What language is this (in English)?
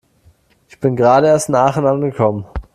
German